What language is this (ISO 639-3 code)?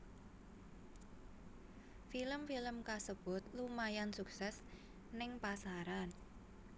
jav